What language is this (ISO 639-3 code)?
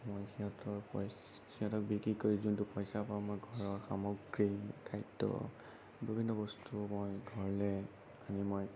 asm